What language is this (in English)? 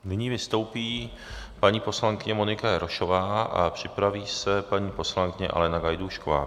Czech